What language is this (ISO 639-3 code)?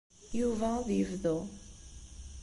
kab